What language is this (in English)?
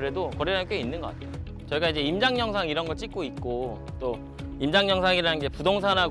Korean